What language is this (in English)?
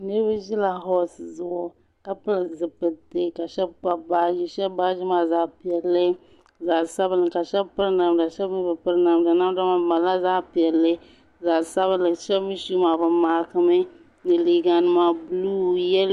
Dagbani